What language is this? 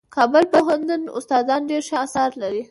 Pashto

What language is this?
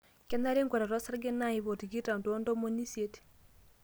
Masai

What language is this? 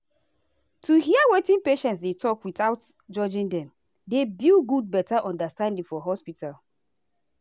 Nigerian Pidgin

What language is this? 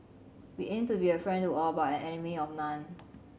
English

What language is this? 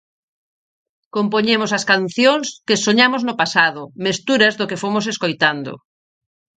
Galician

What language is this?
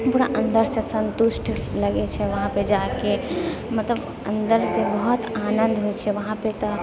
Maithili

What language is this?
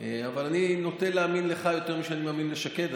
Hebrew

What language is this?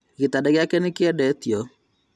Kikuyu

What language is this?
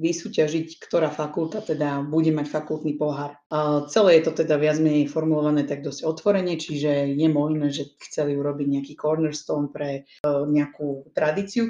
Slovak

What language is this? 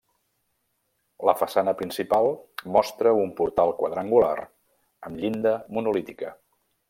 Catalan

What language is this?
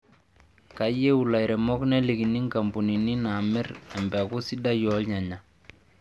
Masai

